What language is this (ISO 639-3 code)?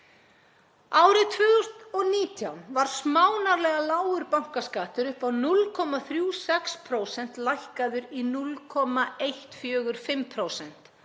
isl